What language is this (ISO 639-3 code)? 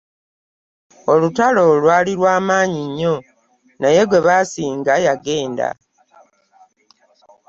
lug